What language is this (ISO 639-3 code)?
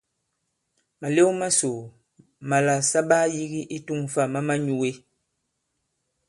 abb